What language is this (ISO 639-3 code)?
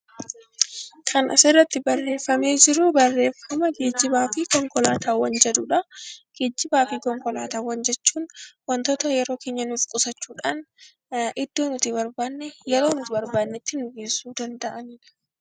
orm